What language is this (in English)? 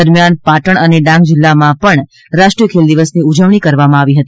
Gujarati